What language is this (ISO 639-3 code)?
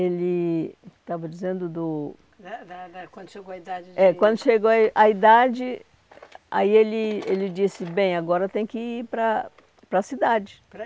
por